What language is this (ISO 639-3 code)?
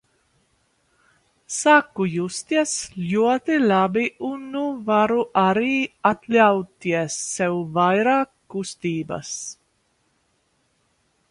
lav